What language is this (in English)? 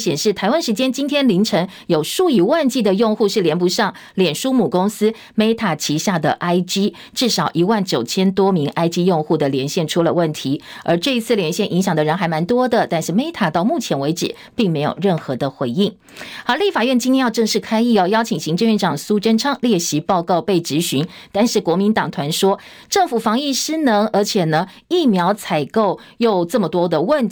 Chinese